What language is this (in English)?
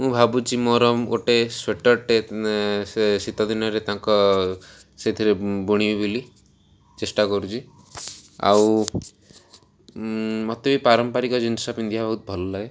Odia